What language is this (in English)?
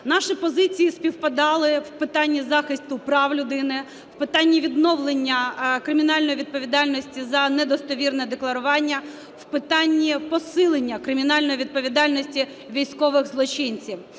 Ukrainian